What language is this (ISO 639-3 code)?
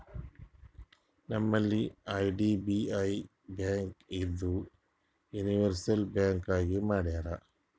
kan